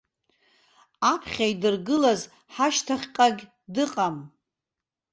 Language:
Abkhazian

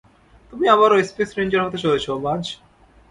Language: Bangla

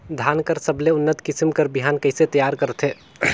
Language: Chhattisgarhi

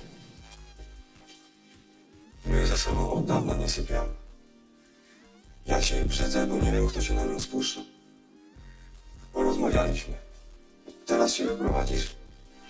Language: Polish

